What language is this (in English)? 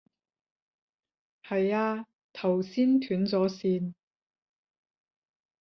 Cantonese